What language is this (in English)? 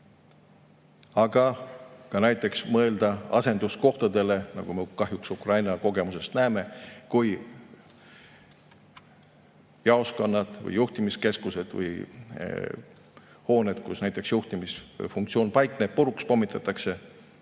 Estonian